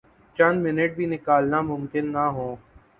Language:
Urdu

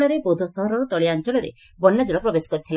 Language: Odia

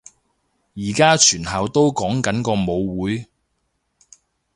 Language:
Cantonese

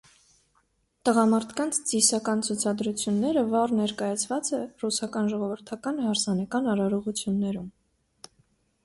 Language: Armenian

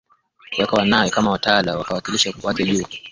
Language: Swahili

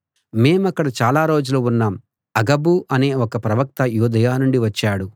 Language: Telugu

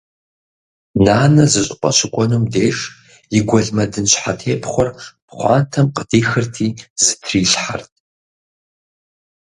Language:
Kabardian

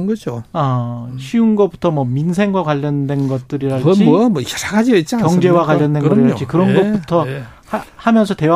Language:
Korean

